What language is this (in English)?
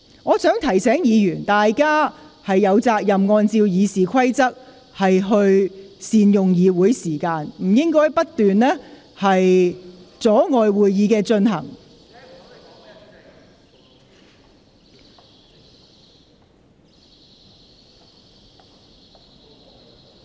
Cantonese